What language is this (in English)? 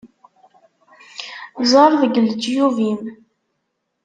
Kabyle